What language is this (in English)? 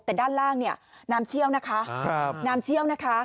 Thai